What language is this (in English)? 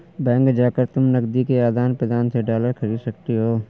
Hindi